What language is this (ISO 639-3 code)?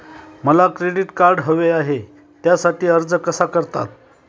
mar